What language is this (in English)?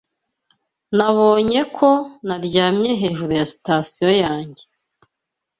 Kinyarwanda